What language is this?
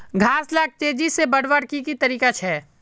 Magahi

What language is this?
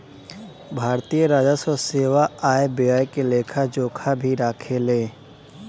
Bhojpuri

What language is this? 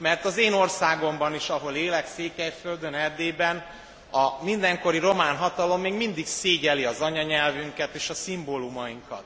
Hungarian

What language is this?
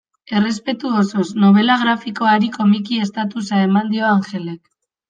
Basque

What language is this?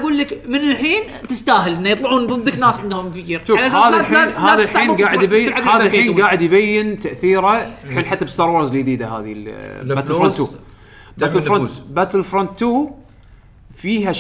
Arabic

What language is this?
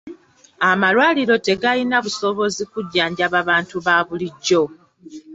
Ganda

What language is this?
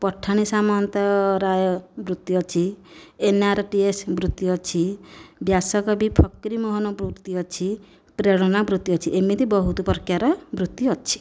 Odia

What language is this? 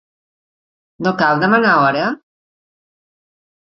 Catalan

